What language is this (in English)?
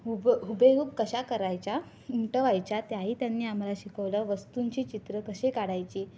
Marathi